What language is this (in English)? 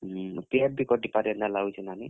Odia